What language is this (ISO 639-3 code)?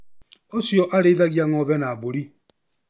kik